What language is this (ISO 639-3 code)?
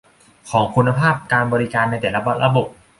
tha